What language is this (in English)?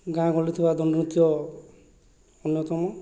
Odia